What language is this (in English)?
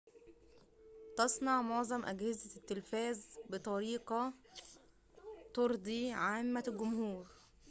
Arabic